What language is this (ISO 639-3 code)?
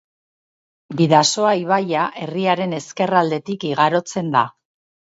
eus